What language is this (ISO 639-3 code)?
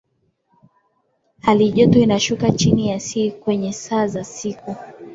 swa